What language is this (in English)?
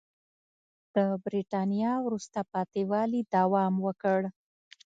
Pashto